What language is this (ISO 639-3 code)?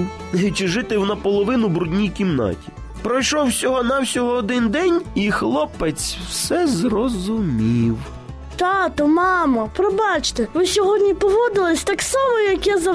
ukr